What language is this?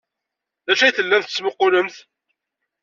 Kabyle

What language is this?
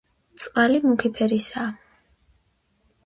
Georgian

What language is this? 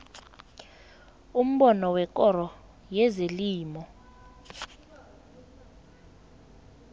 South Ndebele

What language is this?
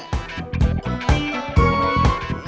Indonesian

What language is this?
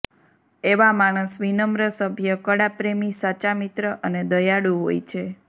Gujarati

